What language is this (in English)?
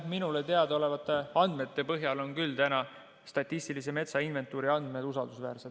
Estonian